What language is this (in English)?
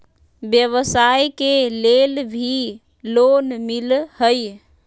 Magahi